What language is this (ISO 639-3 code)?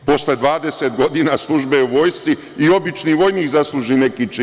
srp